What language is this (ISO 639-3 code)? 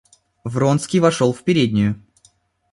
rus